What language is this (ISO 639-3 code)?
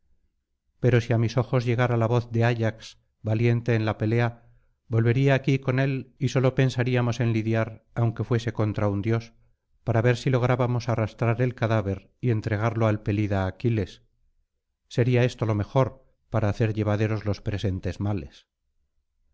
spa